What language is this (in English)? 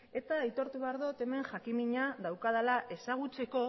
Basque